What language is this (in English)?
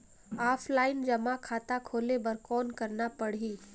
Chhattisgarhi